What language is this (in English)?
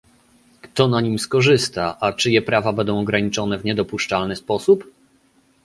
Polish